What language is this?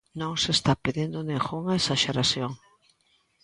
Galician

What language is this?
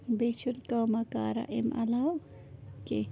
Kashmiri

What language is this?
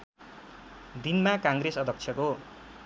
Nepali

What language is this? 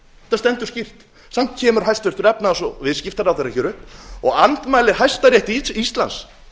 Icelandic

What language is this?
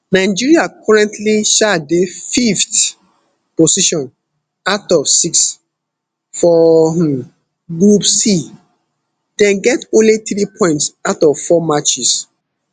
Nigerian Pidgin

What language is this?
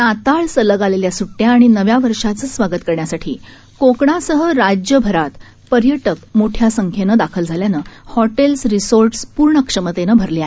Marathi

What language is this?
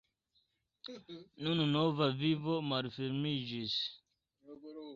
Esperanto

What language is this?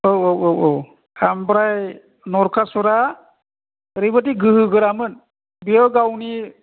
Bodo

